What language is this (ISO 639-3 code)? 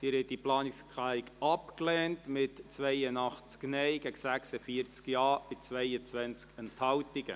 gsw